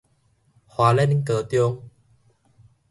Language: Min Nan Chinese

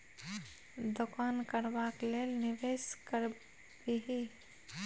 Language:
Maithili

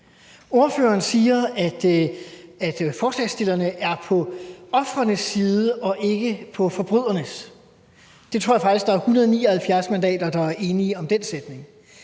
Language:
Danish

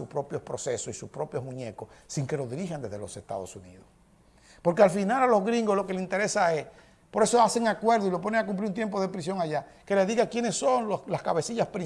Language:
Spanish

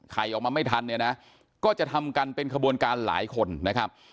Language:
Thai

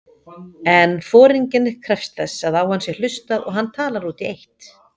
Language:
Icelandic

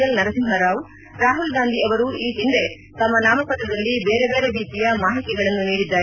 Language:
Kannada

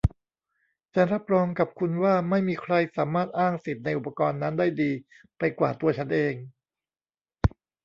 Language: Thai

